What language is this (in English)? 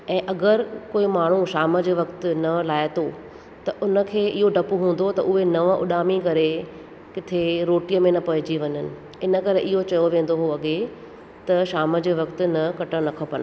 Sindhi